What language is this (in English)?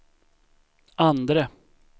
Swedish